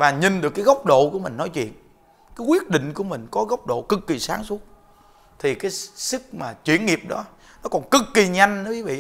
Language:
Vietnamese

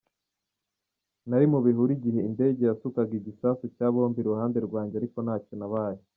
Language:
Kinyarwanda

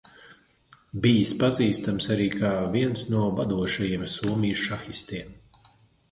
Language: Latvian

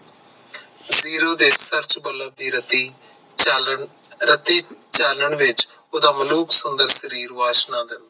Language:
Punjabi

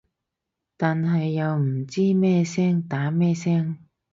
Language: Cantonese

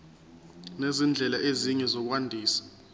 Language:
Zulu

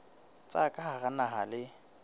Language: Southern Sotho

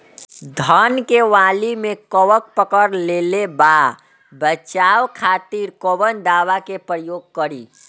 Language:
Bhojpuri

